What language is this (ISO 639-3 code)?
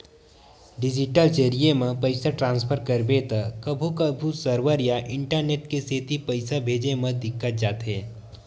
hne